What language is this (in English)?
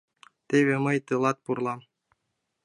Mari